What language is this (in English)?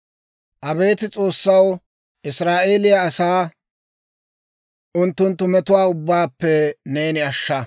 Dawro